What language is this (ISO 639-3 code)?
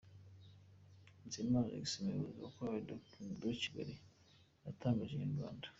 kin